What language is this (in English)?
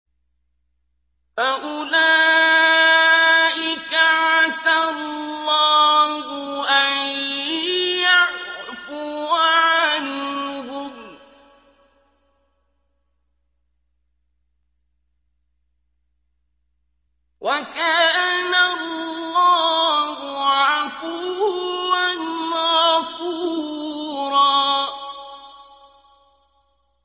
Arabic